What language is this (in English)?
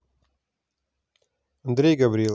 Russian